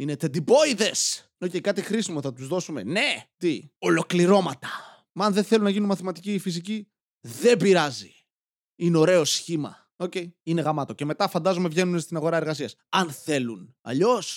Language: Greek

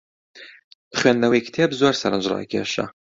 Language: Central Kurdish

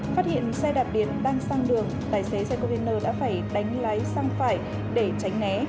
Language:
Vietnamese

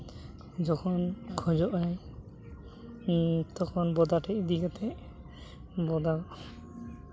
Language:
Santali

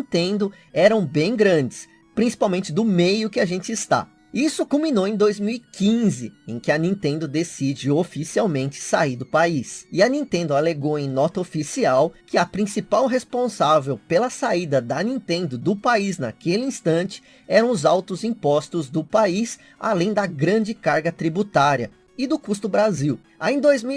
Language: Portuguese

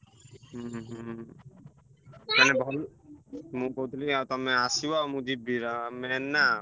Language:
Odia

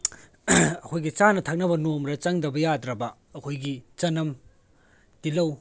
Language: Manipuri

